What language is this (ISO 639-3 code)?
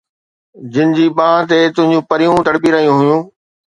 snd